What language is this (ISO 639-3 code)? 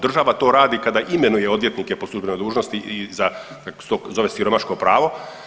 hrv